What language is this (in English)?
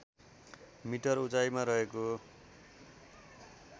Nepali